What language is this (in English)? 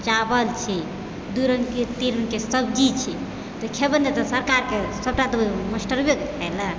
Maithili